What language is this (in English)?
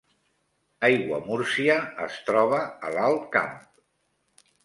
Catalan